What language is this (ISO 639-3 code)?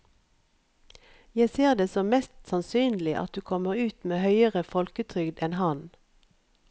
nor